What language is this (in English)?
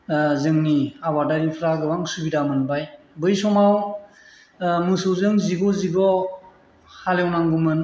Bodo